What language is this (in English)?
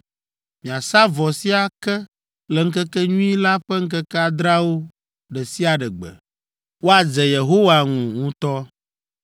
Ewe